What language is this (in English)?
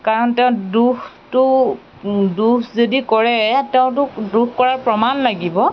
Assamese